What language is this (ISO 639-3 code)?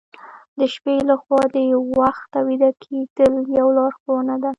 pus